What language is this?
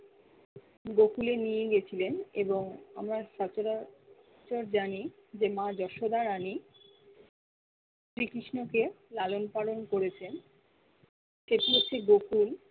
Bangla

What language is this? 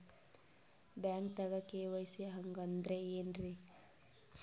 Kannada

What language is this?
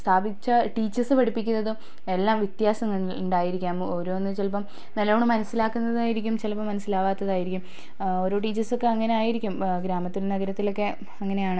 Malayalam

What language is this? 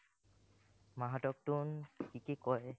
Assamese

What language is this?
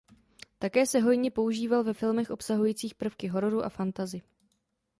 Czech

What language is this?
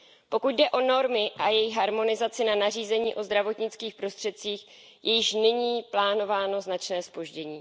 Czech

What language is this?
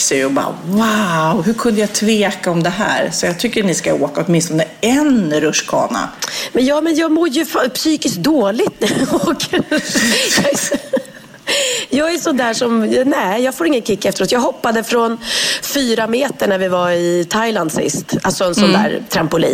Swedish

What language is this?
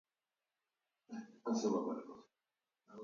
Georgian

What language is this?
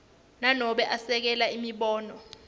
Swati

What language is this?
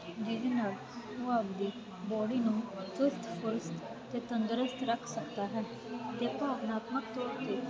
Punjabi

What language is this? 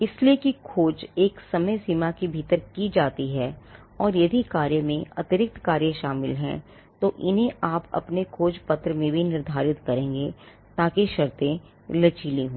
Hindi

